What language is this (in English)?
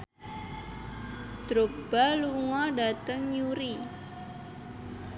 Javanese